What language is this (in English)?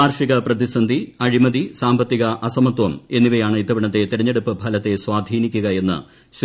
Malayalam